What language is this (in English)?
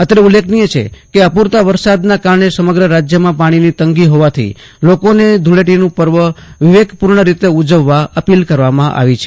Gujarati